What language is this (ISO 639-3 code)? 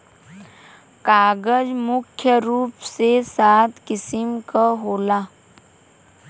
bho